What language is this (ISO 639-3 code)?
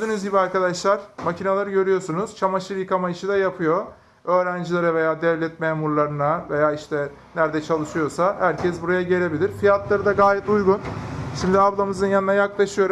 tur